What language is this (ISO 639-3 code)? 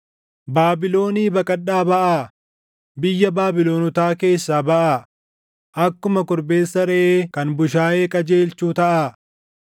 orm